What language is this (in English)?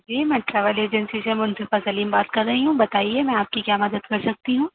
Urdu